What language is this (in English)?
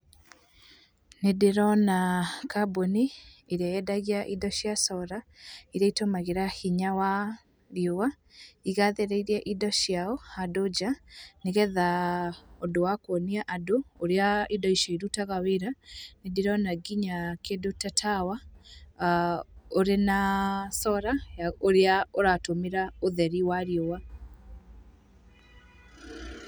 Kikuyu